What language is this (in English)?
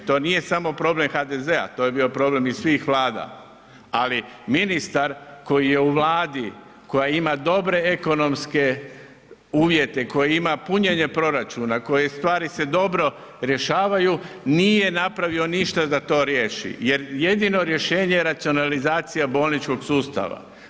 Croatian